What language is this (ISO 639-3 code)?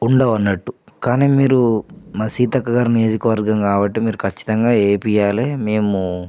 tel